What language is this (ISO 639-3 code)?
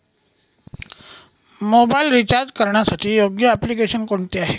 mar